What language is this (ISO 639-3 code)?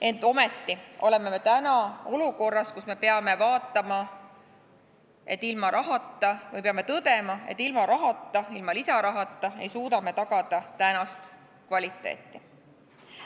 est